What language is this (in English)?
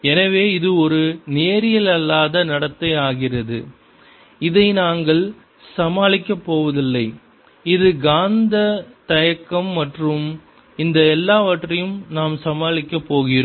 Tamil